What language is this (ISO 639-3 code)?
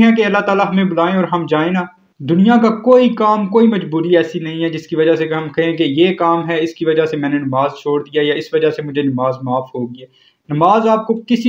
hin